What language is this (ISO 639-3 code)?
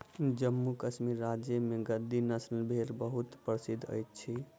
mai